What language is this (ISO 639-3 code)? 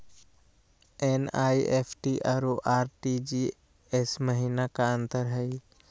mag